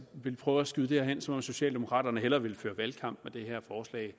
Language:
Danish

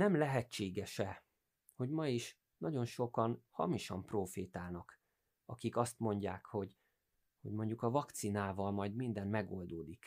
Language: Hungarian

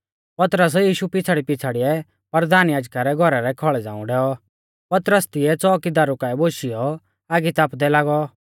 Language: Mahasu Pahari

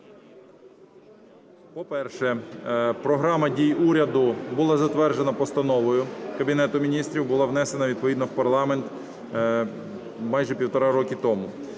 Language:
Ukrainian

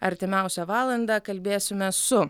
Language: Lithuanian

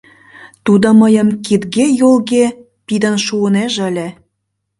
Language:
Mari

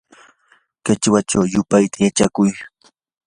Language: Yanahuanca Pasco Quechua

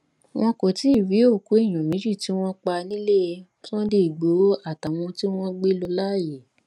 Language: Yoruba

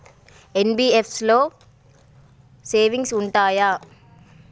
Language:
Telugu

